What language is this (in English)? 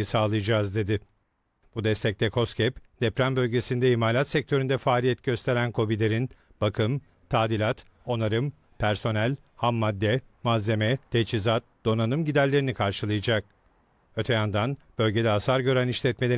Turkish